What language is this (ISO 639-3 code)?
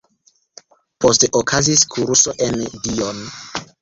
epo